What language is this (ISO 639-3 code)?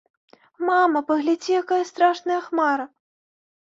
bel